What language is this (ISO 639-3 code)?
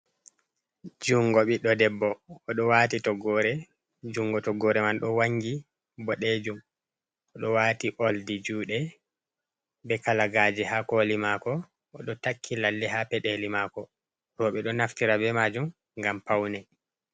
ful